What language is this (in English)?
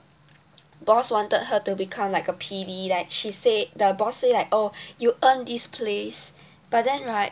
English